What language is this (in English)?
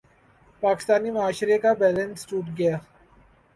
Urdu